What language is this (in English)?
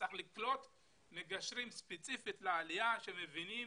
Hebrew